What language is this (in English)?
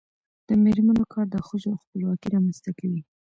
Pashto